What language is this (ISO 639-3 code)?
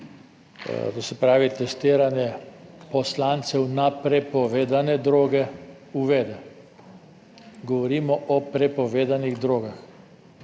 slv